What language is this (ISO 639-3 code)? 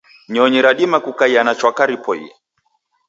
dav